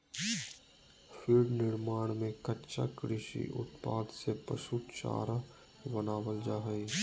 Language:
Magahi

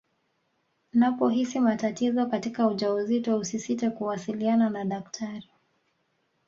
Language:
Swahili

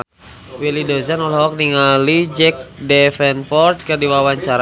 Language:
Sundanese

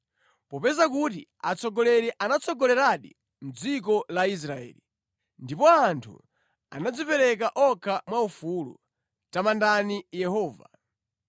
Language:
Nyanja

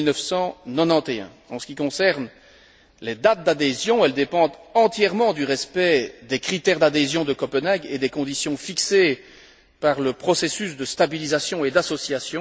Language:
French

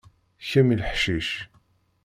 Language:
Kabyle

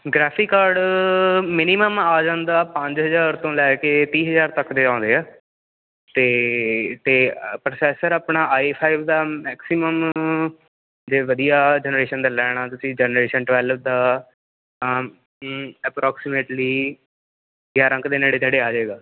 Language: Punjabi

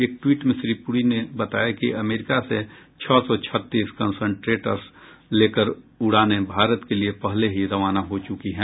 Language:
Hindi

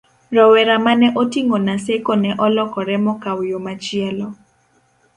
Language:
Luo (Kenya and Tanzania)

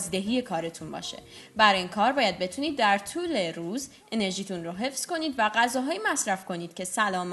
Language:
Persian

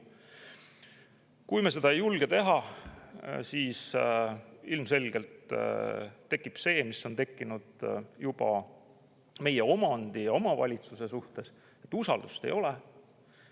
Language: Estonian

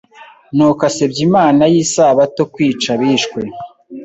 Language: Kinyarwanda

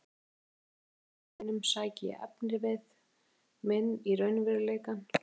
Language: Icelandic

